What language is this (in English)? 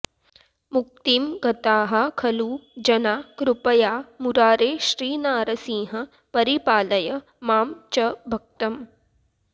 Sanskrit